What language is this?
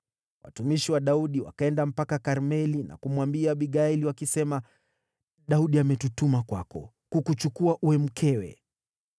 Swahili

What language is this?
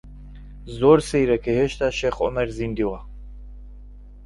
Central Kurdish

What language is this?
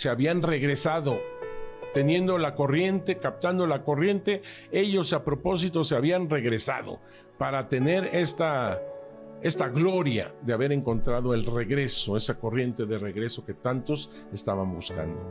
Spanish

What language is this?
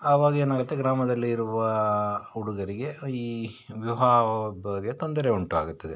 Kannada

